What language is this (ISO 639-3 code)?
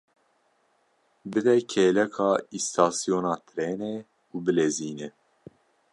kur